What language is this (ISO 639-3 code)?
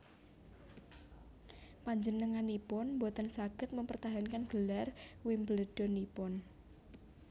jav